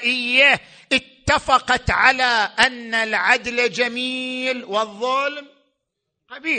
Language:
Arabic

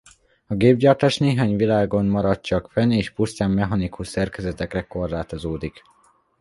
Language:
Hungarian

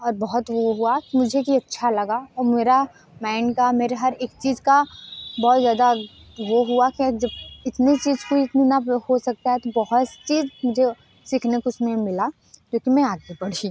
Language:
Hindi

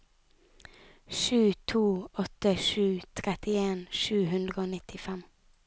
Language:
Norwegian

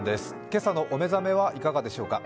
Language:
Japanese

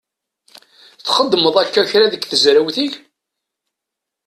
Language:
Kabyle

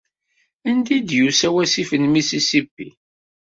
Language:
Kabyle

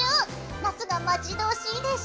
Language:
Japanese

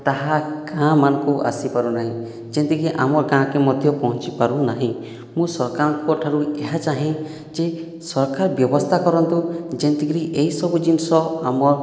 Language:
Odia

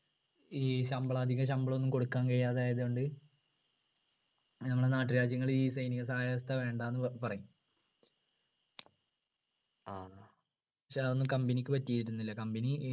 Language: Malayalam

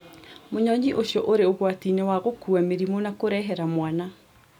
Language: Kikuyu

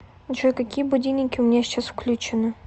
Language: Russian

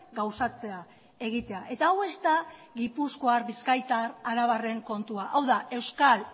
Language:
Basque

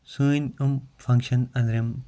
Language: Kashmiri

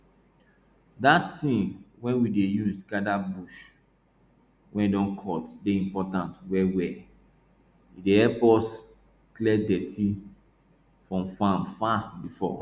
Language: Nigerian Pidgin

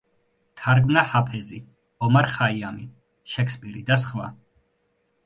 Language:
Georgian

